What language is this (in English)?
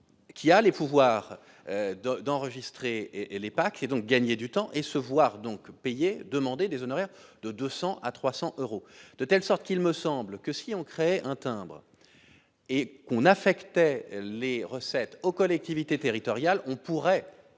French